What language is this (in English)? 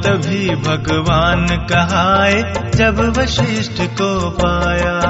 Hindi